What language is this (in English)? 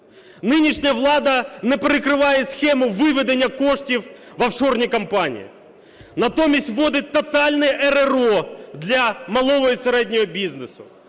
Ukrainian